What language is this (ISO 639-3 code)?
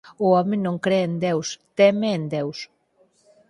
glg